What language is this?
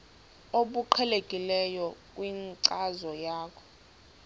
Xhosa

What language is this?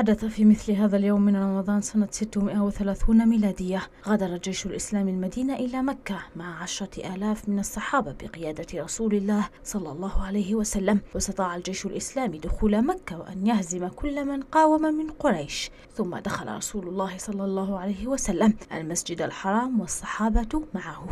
Arabic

